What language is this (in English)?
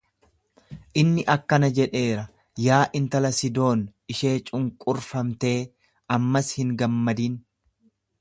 Oromo